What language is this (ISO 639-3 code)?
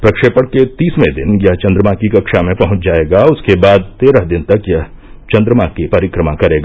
hin